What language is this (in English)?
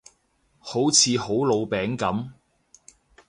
Cantonese